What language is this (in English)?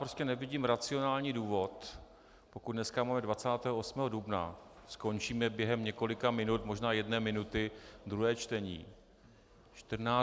Czech